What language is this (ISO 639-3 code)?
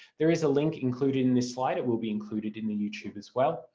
eng